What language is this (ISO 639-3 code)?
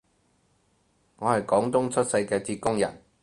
yue